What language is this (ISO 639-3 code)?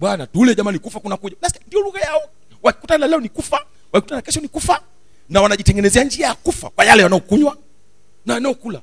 swa